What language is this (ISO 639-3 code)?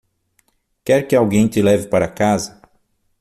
por